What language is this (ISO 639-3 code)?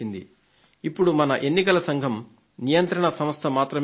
tel